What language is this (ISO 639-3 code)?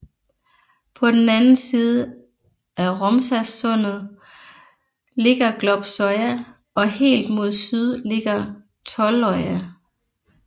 dan